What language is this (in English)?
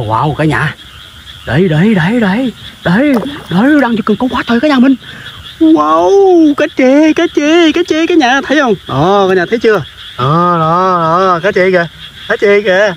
Vietnamese